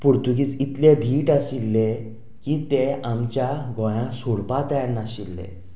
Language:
Konkani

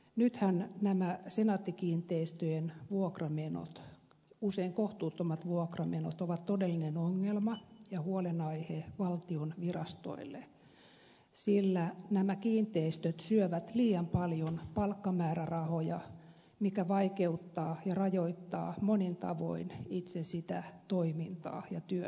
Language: Finnish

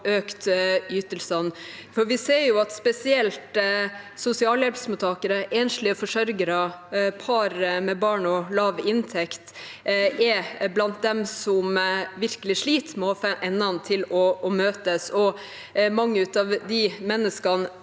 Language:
Norwegian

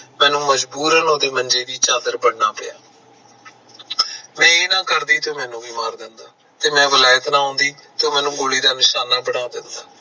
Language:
Punjabi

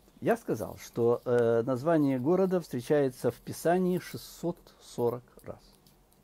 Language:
Russian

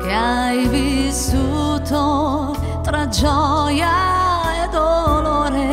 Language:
Indonesian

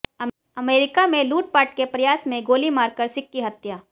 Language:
Hindi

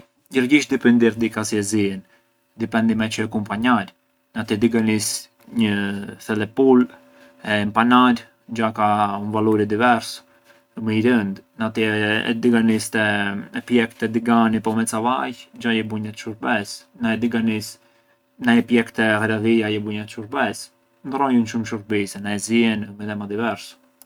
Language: Arbëreshë Albanian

